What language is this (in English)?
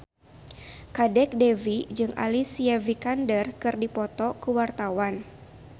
Sundanese